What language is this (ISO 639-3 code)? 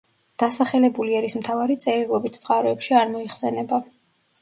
kat